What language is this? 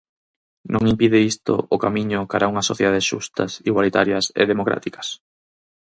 Galician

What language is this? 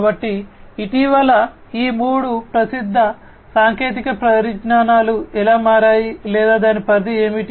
Telugu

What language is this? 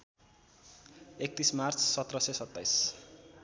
Nepali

